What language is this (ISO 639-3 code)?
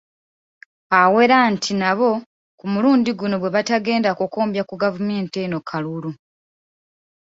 lug